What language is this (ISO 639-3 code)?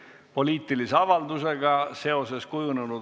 est